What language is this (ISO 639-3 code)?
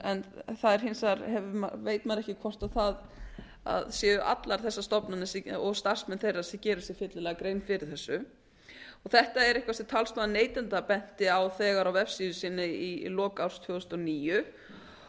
isl